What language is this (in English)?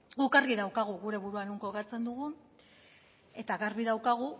Basque